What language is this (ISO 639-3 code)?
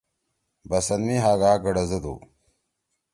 trw